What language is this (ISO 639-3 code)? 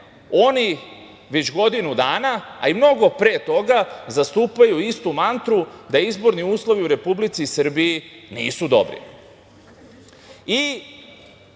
srp